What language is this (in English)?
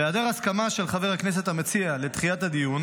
Hebrew